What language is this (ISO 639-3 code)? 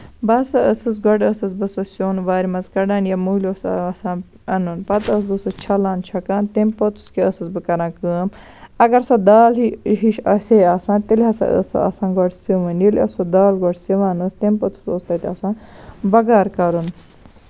kas